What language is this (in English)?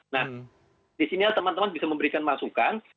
Indonesian